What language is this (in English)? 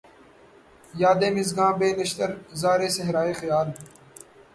Urdu